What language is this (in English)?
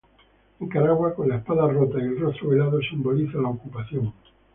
Spanish